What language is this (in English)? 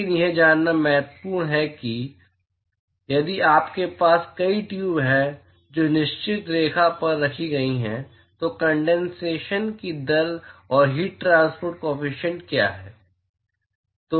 Hindi